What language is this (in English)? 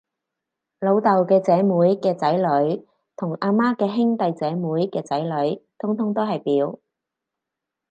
Cantonese